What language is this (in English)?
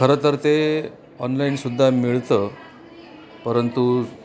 Marathi